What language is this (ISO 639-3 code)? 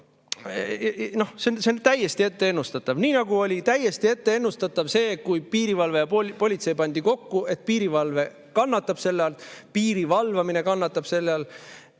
est